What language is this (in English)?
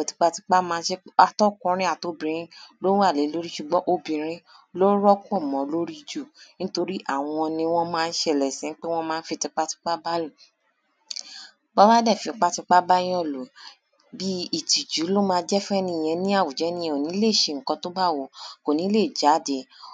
Yoruba